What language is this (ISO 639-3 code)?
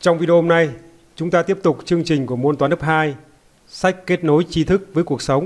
vie